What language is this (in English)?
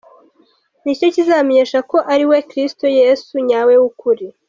Kinyarwanda